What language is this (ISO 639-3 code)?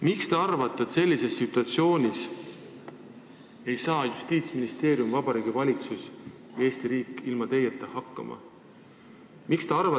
est